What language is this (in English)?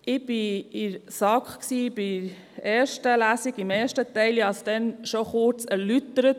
Swiss German